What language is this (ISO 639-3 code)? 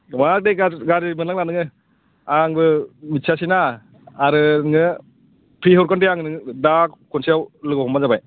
brx